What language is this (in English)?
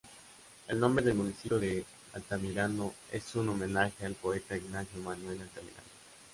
Spanish